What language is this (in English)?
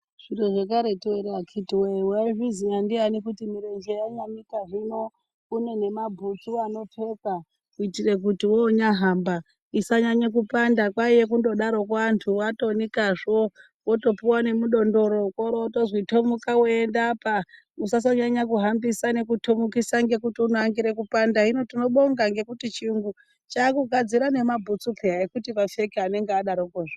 Ndau